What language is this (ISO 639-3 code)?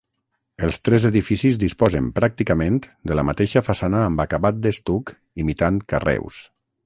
cat